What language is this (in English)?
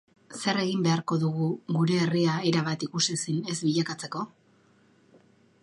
Basque